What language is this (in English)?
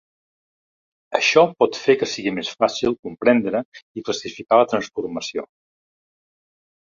Catalan